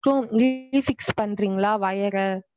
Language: Tamil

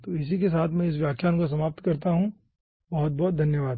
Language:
Hindi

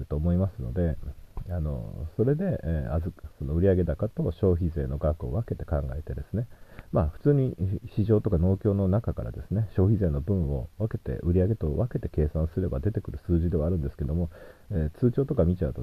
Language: Japanese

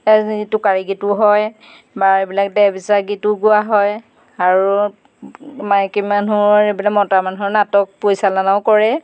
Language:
Assamese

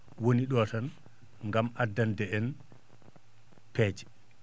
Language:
Fula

